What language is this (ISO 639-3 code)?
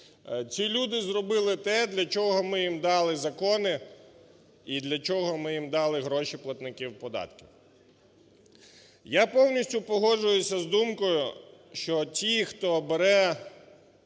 ukr